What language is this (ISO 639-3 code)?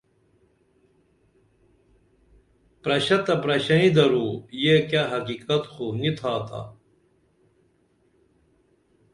dml